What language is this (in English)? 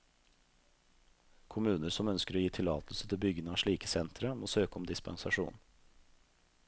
Norwegian